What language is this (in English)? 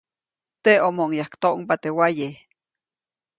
Copainalá Zoque